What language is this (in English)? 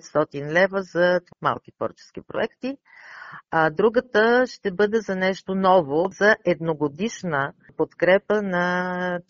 Bulgarian